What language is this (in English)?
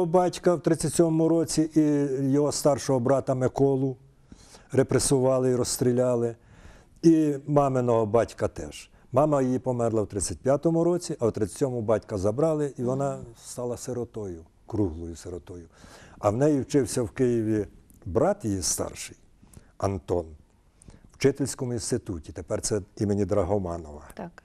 Ukrainian